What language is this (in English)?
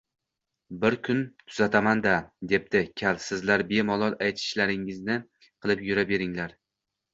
Uzbek